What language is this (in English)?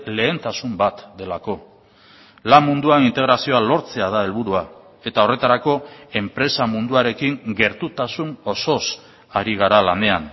Basque